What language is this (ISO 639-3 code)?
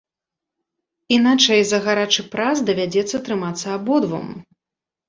bel